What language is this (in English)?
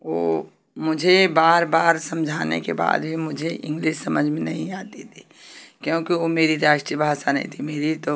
Hindi